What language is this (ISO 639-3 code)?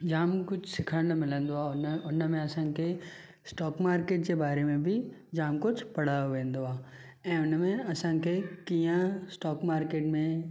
snd